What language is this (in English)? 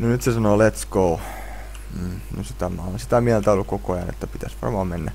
Finnish